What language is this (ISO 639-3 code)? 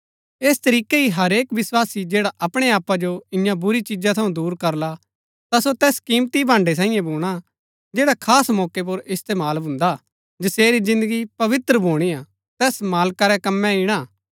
gbk